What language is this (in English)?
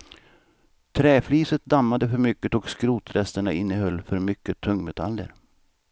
Swedish